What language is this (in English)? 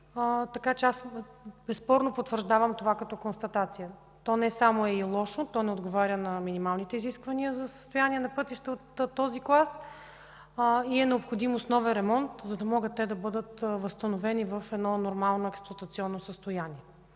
Bulgarian